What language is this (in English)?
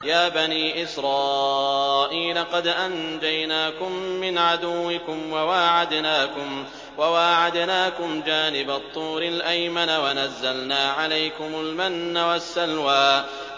Arabic